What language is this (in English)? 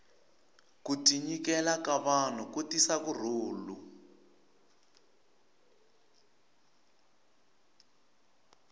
Tsonga